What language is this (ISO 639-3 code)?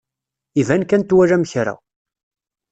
kab